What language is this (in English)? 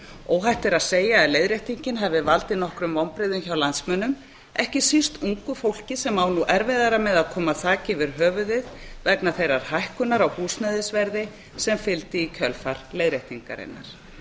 Icelandic